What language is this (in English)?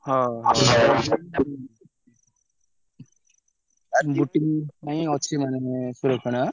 Odia